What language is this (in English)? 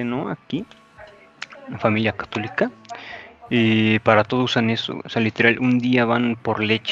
Spanish